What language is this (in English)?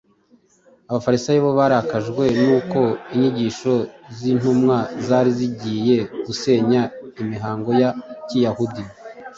Kinyarwanda